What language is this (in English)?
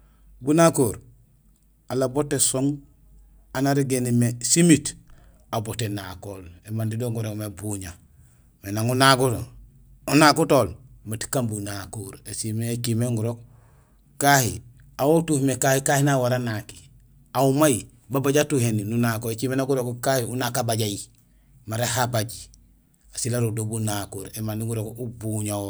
Gusilay